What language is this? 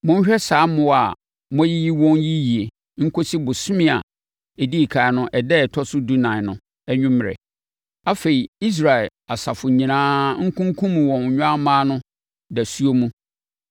Akan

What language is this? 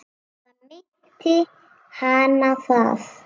Icelandic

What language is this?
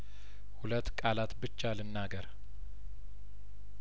Amharic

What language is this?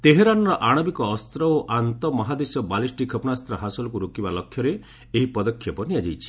Odia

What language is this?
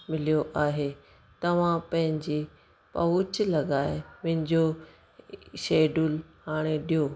Sindhi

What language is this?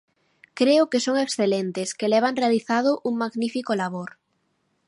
Galician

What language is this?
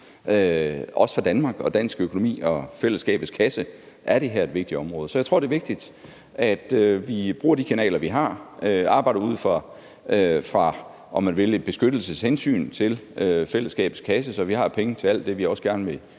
Danish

